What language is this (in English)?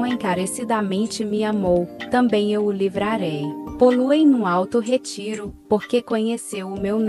Portuguese